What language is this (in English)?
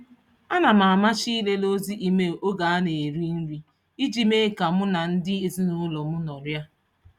Igbo